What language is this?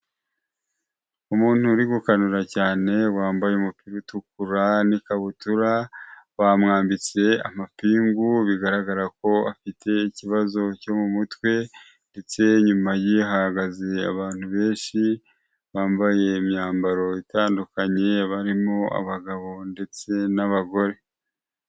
Kinyarwanda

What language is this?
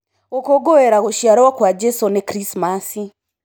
Kikuyu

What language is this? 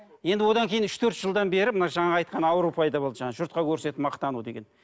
Kazakh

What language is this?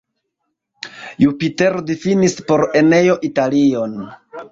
Esperanto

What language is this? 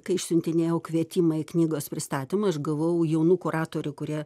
Lithuanian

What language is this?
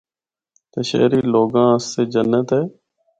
Northern Hindko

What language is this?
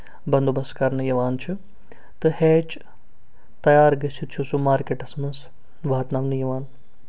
Kashmiri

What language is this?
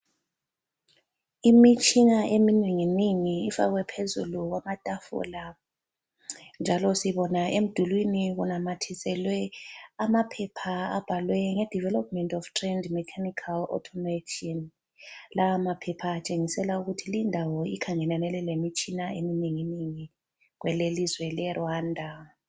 North Ndebele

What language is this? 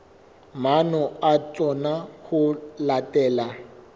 Southern Sotho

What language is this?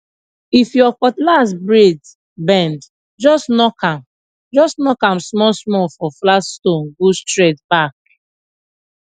Nigerian Pidgin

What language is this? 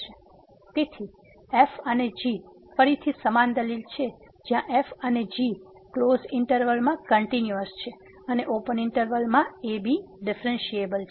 Gujarati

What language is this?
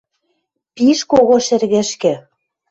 Western Mari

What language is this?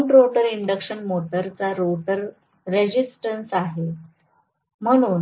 Marathi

